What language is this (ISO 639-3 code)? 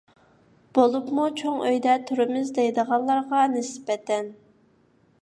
uig